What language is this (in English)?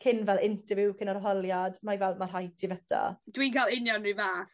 Welsh